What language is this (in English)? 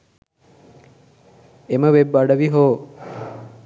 Sinhala